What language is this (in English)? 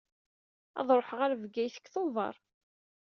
Kabyle